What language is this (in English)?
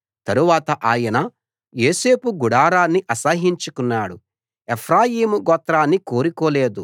Telugu